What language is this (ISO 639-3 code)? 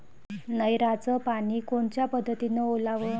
mar